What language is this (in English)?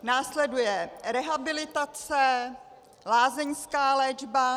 Czech